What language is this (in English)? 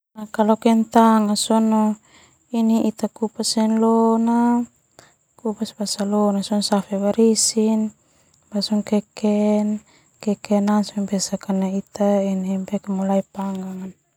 Termanu